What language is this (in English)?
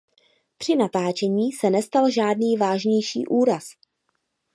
Czech